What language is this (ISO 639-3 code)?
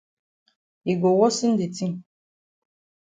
wes